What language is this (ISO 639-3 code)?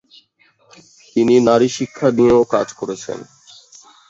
ben